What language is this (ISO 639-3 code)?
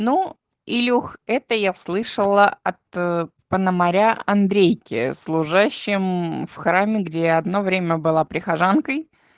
rus